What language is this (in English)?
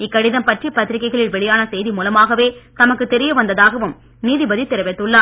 Tamil